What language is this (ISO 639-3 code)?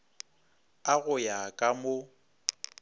nso